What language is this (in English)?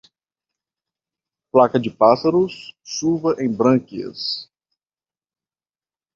Portuguese